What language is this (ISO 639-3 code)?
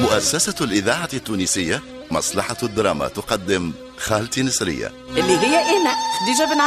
ara